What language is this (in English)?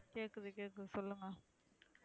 Tamil